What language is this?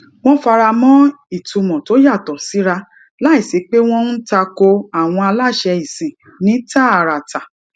Yoruba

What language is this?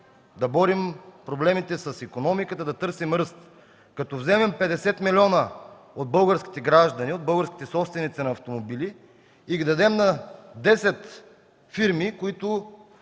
Bulgarian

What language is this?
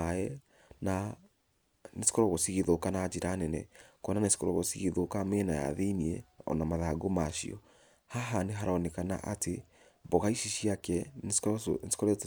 Kikuyu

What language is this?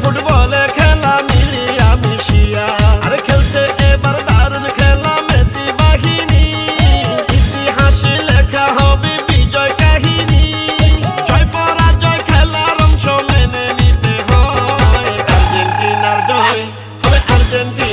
Bangla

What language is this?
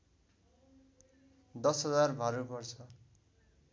Nepali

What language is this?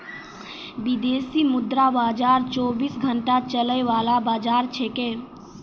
Maithili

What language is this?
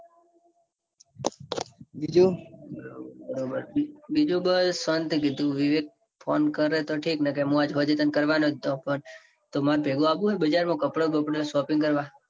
Gujarati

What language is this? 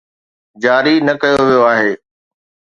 Sindhi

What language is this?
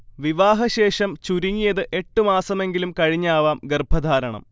Malayalam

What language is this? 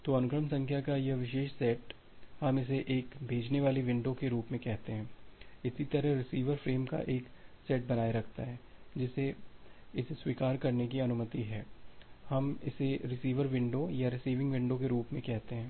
Hindi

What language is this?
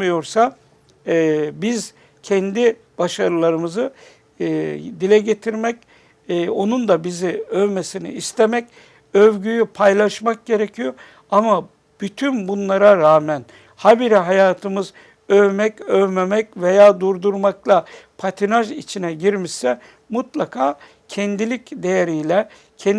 Turkish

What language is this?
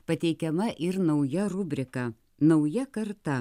Lithuanian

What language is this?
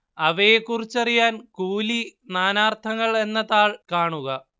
Malayalam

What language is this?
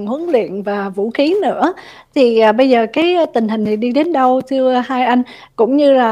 Vietnamese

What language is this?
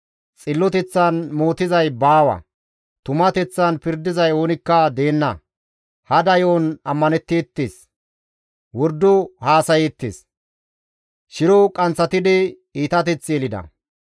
Gamo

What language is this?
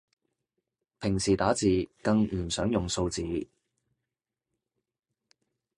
Cantonese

